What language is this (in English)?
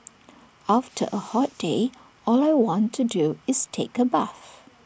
English